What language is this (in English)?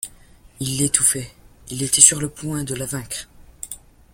French